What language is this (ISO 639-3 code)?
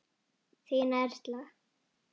isl